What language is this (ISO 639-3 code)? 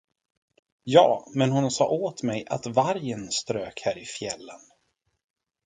swe